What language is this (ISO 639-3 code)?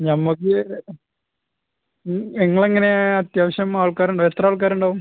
mal